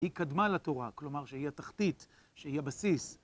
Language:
Hebrew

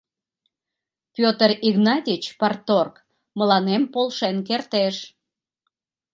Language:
Mari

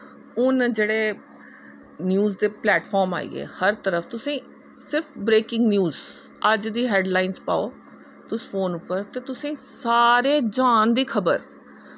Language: Dogri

